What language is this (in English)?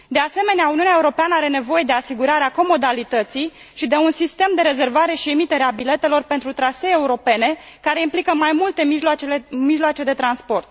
Romanian